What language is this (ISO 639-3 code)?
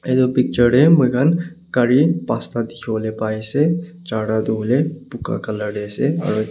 nag